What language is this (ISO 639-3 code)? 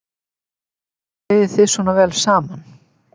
isl